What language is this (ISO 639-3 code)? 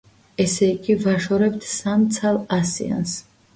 kat